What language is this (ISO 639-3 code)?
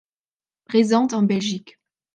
fra